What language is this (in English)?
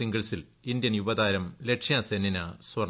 Malayalam